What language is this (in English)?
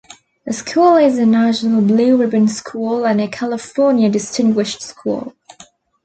English